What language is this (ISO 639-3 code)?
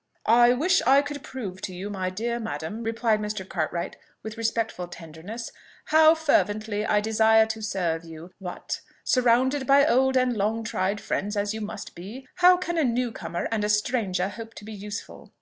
eng